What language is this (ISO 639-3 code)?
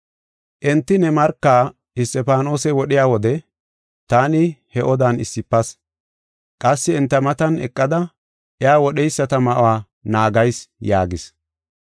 gof